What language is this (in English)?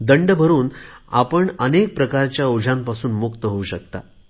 Marathi